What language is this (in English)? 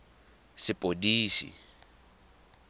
Tswana